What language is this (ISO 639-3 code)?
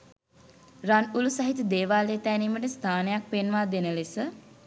sin